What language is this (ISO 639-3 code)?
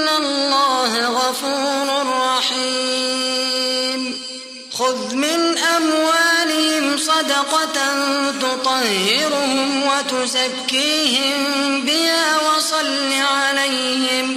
ara